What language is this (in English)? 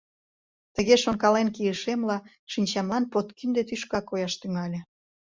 Mari